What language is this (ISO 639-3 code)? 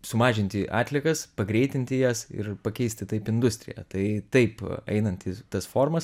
lit